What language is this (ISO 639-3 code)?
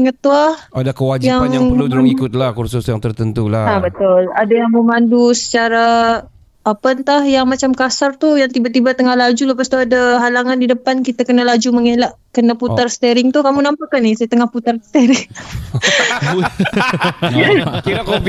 msa